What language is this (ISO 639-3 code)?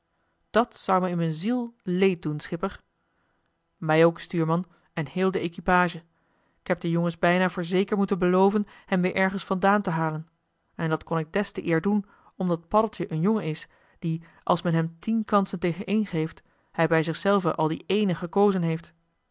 nld